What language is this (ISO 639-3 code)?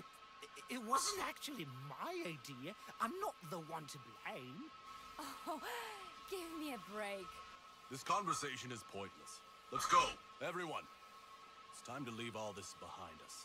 ita